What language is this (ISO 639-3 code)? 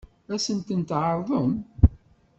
kab